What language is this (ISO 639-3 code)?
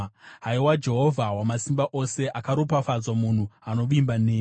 sna